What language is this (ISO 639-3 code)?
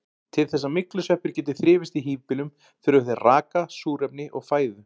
isl